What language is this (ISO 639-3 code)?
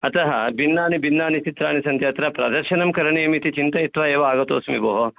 san